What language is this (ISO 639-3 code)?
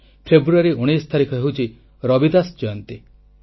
ori